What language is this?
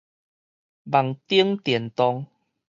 Min Nan Chinese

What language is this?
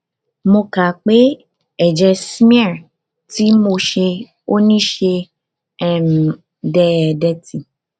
Yoruba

